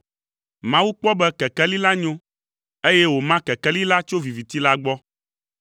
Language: Ewe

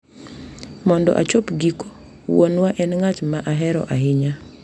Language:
Luo (Kenya and Tanzania)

